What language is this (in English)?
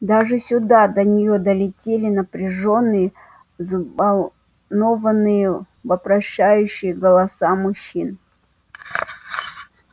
Russian